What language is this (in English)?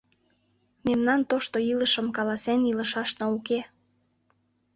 Mari